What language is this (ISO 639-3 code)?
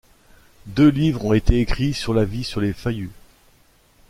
fra